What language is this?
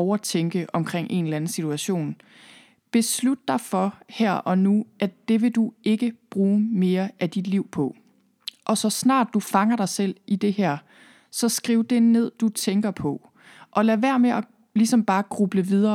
Danish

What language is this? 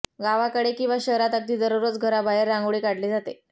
Marathi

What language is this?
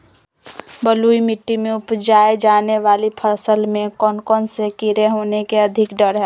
Magahi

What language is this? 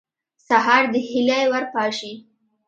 Pashto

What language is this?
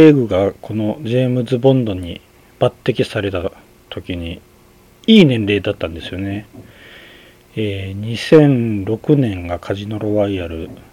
Japanese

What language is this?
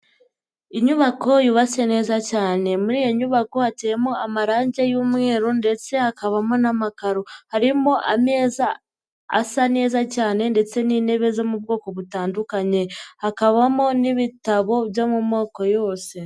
Kinyarwanda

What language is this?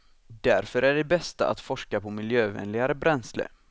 Swedish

